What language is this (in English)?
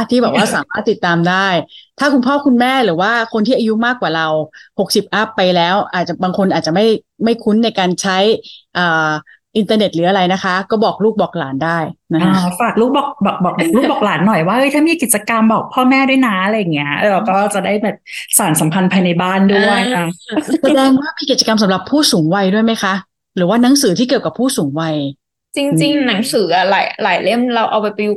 Thai